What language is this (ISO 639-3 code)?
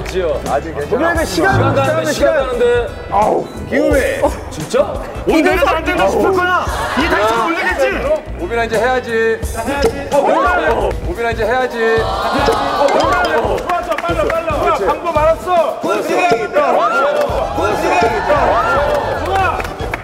kor